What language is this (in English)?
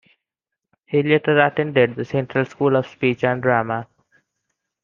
English